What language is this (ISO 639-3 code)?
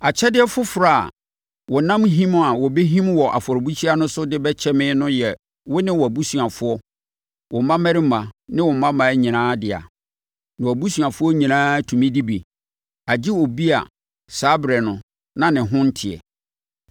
aka